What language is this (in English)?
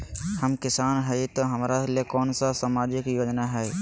Magahi